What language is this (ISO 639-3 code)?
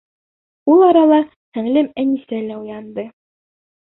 bak